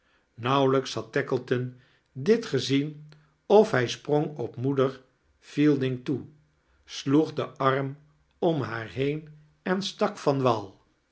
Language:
Dutch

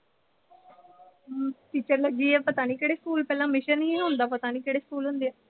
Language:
Punjabi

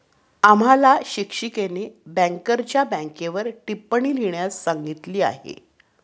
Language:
Marathi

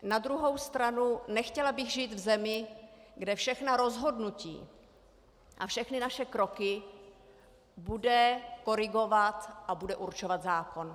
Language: Czech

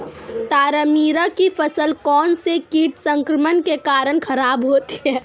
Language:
Hindi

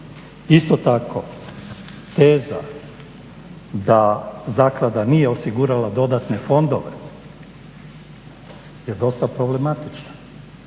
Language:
Croatian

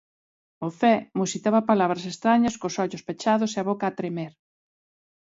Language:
Galician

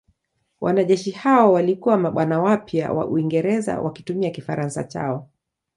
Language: Swahili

